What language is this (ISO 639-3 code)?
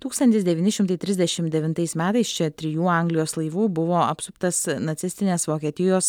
lit